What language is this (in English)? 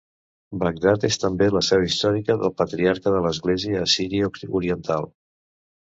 Catalan